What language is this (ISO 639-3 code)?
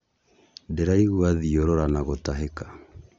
kik